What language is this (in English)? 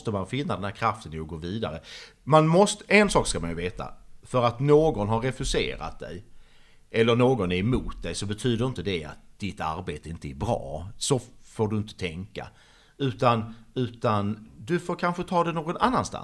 Swedish